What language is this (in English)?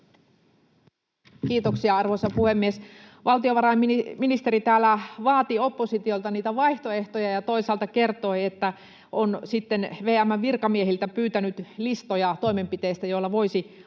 Finnish